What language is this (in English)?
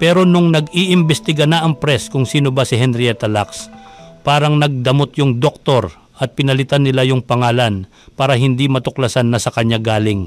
Filipino